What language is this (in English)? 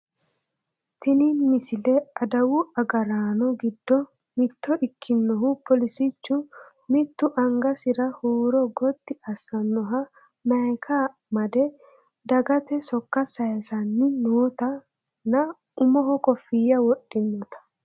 Sidamo